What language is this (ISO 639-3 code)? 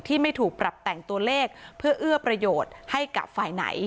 tha